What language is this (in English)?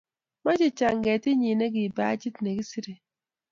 Kalenjin